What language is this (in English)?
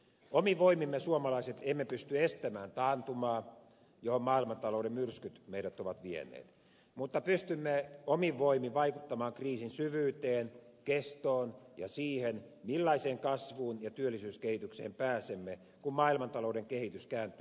Finnish